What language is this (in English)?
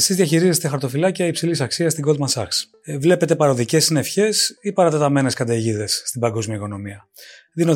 Greek